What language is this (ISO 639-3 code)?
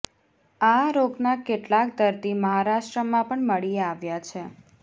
guj